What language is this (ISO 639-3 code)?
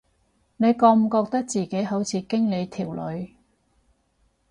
yue